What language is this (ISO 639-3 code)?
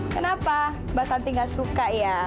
ind